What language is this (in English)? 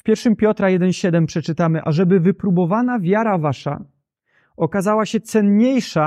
Polish